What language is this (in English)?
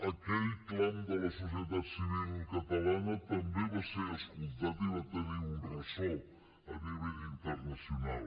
Catalan